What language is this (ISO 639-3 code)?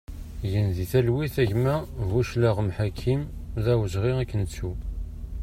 kab